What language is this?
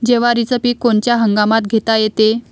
Marathi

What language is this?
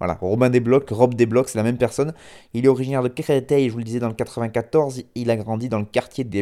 French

